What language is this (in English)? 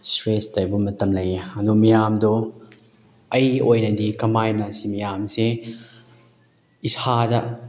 Manipuri